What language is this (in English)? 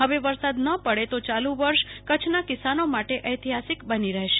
Gujarati